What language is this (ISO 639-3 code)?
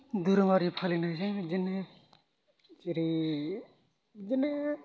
brx